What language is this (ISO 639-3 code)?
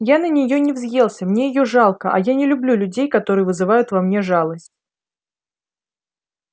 rus